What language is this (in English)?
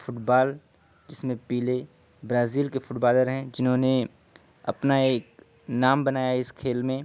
Urdu